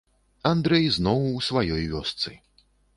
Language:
Belarusian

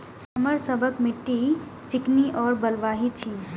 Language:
Maithili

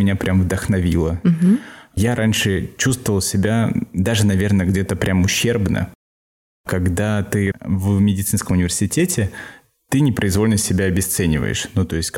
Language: Russian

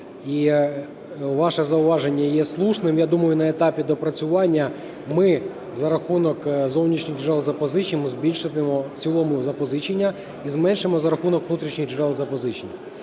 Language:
Ukrainian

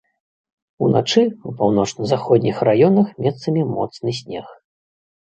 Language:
Belarusian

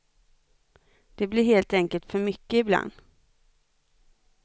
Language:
Swedish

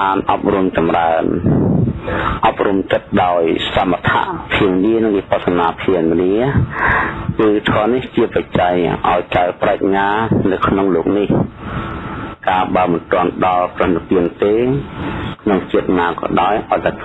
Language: Vietnamese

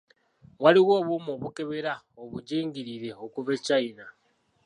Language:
Ganda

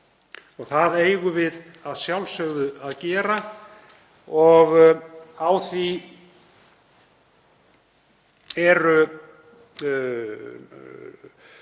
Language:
Icelandic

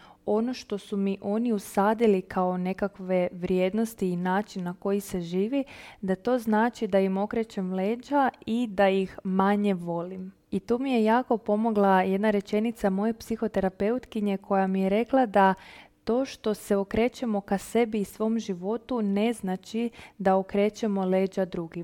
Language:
Croatian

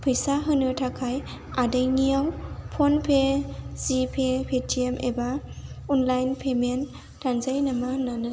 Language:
Bodo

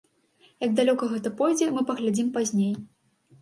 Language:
Belarusian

